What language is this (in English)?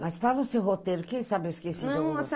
Portuguese